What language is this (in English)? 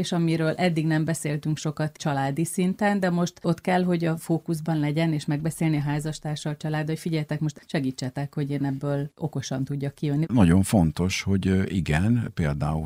Hungarian